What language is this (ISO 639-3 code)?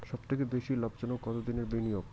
ben